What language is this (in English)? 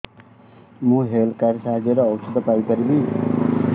Odia